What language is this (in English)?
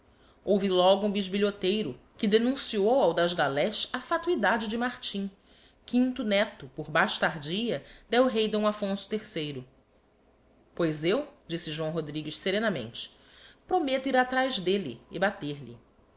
Portuguese